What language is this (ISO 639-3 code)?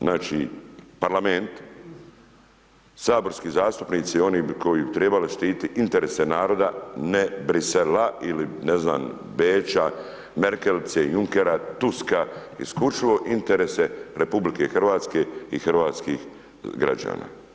hrv